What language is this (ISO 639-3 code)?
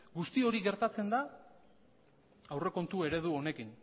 eus